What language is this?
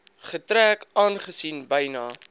Afrikaans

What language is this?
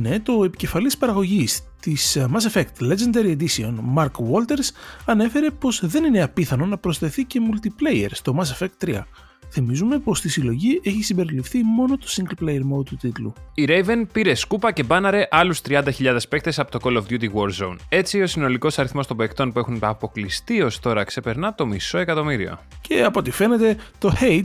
Greek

